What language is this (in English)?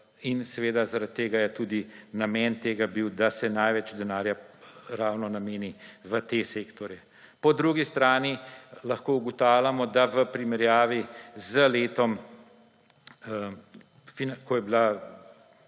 Slovenian